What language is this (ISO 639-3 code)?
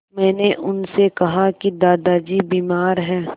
hin